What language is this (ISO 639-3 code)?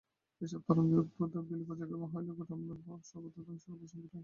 ben